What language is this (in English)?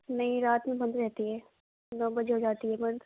Urdu